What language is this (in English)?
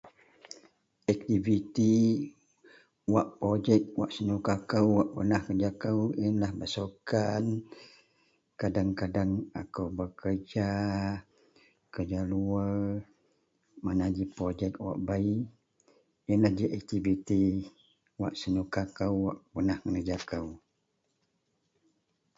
Central Melanau